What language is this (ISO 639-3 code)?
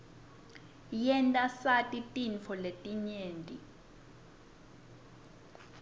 ssw